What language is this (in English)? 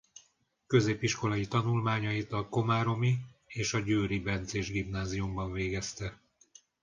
Hungarian